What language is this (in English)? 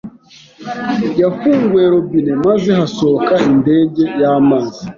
Kinyarwanda